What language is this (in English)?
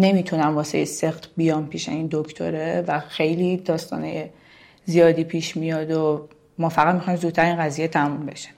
Persian